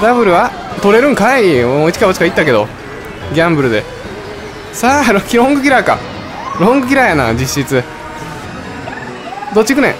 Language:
Japanese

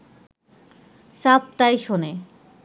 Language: Bangla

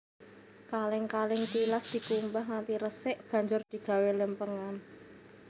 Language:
Javanese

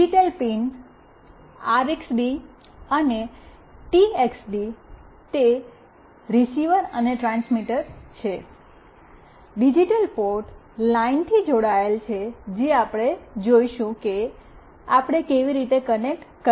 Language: Gujarati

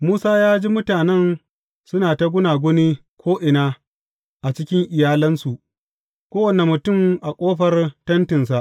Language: Hausa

